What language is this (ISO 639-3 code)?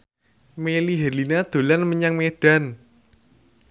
jav